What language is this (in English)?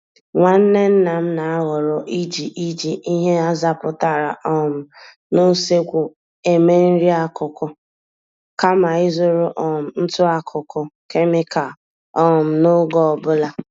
Igbo